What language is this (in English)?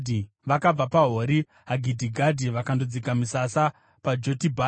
Shona